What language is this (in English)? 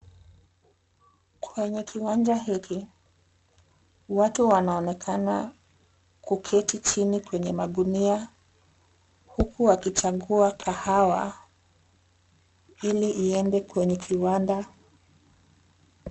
Swahili